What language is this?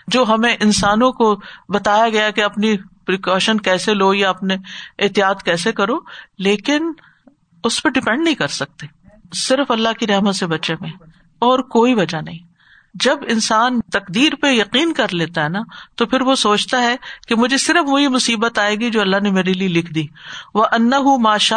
Urdu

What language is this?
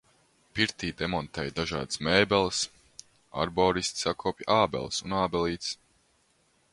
Latvian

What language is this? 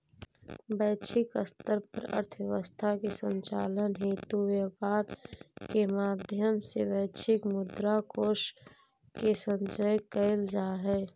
Magahi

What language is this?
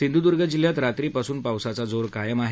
Marathi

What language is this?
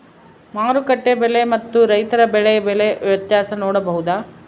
Kannada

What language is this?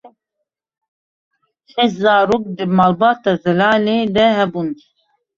Kurdish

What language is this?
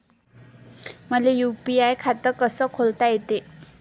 Marathi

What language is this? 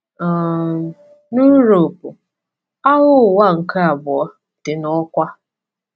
Igbo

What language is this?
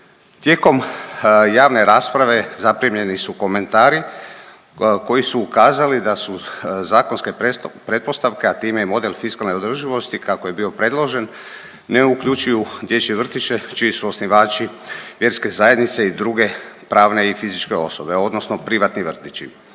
Croatian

